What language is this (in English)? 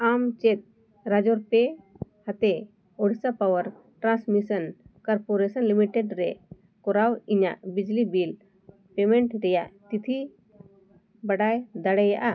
Santali